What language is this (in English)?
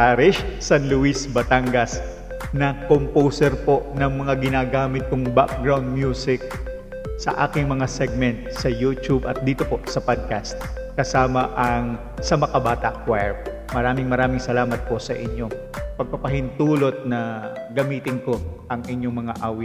Filipino